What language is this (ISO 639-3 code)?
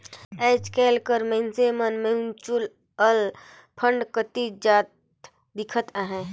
hne